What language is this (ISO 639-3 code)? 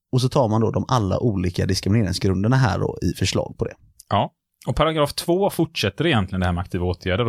swe